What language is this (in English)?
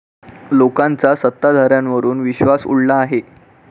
Marathi